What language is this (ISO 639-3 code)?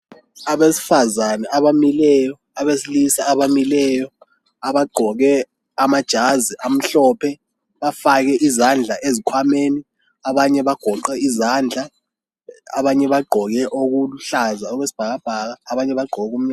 nde